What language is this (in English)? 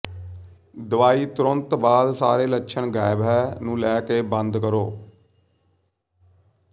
Punjabi